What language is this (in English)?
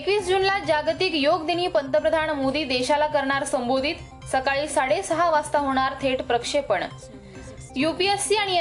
Marathi